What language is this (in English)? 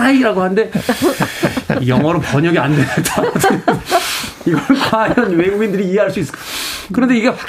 Korean